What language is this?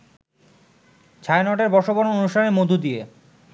Bangla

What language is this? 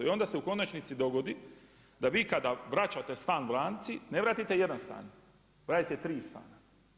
Croatian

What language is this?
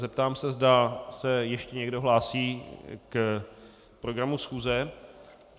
Czech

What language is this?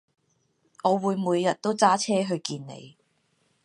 Cantonese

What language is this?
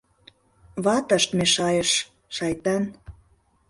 Mari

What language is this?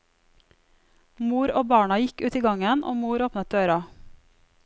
Norwegian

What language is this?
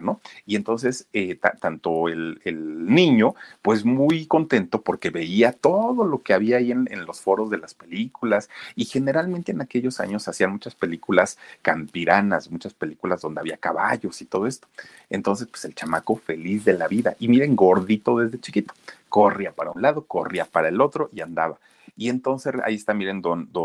Spanish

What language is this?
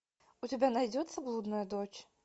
Russian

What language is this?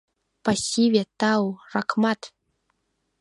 Mari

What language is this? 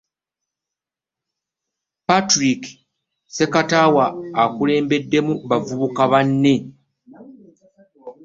Ganda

